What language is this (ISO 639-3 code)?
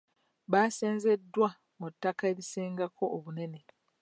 lug